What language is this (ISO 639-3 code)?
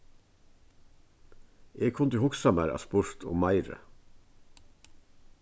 fao